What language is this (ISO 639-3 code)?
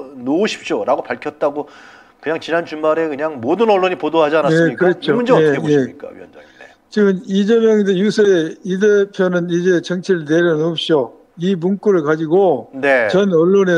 kor